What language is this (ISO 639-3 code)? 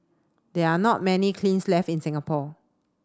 eng